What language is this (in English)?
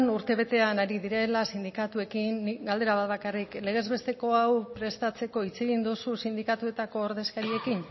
Basque